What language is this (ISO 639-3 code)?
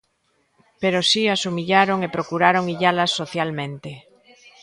glg